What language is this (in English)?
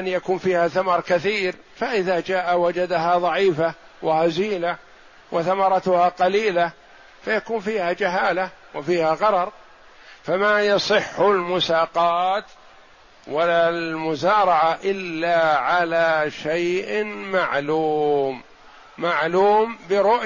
Arabic